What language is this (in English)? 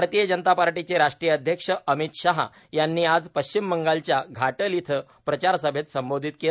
Marathi